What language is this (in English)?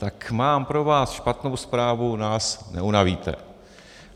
Czech